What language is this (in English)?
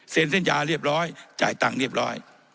Thai